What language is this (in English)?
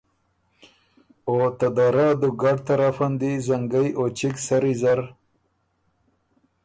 Ormuri